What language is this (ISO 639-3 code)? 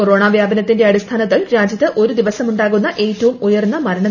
mal